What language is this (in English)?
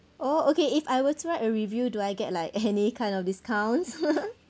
English